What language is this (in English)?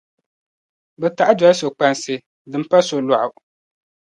Dagbani